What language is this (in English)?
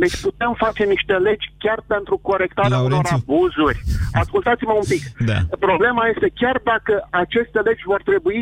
Romanian